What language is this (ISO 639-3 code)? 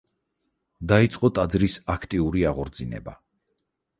kat